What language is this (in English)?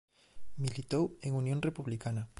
Galician